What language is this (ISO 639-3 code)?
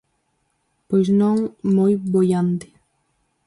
glg